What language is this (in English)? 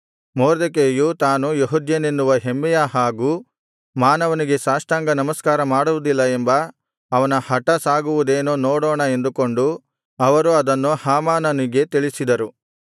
Kannada